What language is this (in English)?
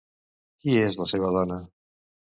Catalan